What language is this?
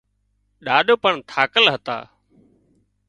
Wadiyara Koli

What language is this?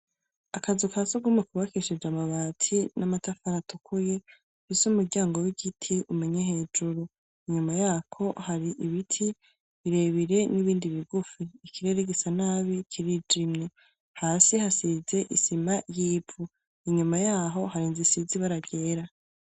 Rundi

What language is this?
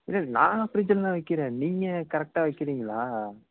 Tamil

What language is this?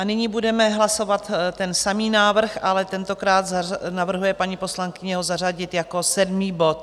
Czech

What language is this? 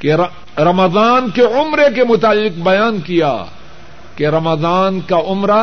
Urdu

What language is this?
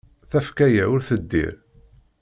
Kabyle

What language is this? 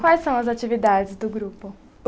Portuguese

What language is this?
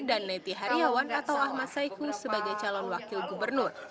Indonesian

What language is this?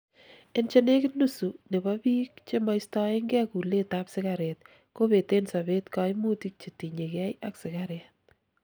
Kalenjin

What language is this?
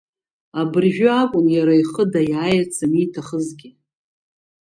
Abkhazian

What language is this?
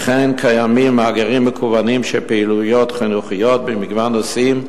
Hebrew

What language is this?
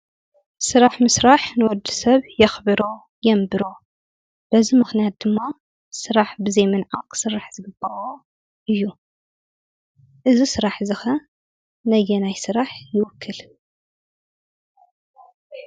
Tigrinya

